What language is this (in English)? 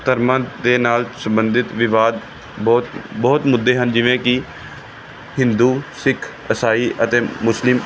Punjabi